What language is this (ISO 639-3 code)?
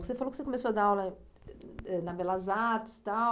por